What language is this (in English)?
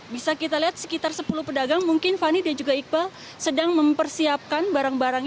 Indonesian